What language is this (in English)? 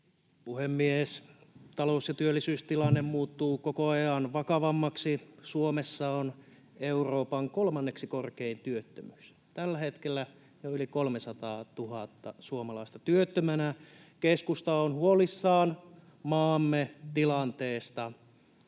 Finnish